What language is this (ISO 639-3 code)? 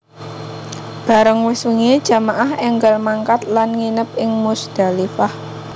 jav